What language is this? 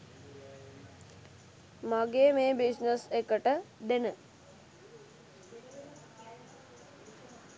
Sinhala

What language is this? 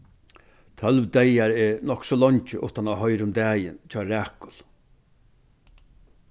Faroese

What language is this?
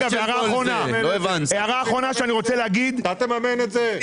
Hebrew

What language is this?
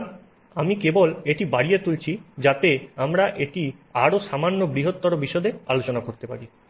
Bangla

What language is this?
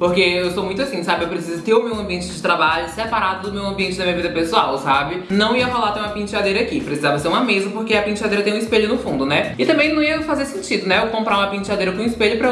Portuguese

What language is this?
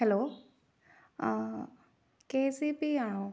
Malayalam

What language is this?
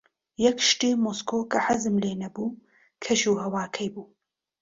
Central Kurdish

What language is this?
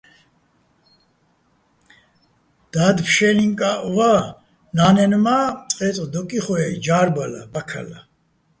Bats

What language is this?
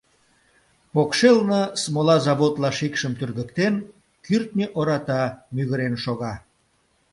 Mari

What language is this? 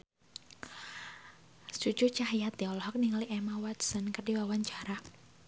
Sundanese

